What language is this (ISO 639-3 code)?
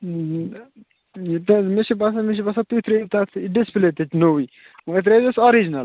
kas